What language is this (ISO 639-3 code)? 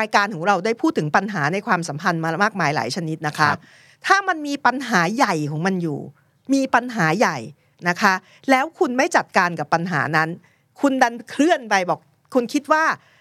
tha